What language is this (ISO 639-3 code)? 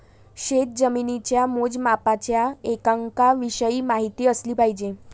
mar